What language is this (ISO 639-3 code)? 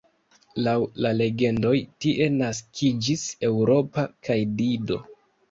epo